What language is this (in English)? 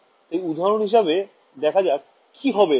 Bangla